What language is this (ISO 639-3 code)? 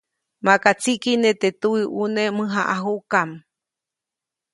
zoc